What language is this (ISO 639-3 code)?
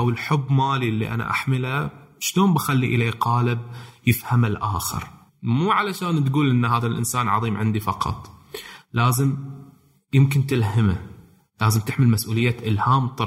ara